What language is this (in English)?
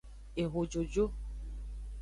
Aja (Benin)